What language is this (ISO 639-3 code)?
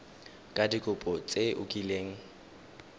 tsn